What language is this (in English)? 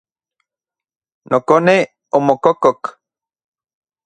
Central Puebla Nahuatl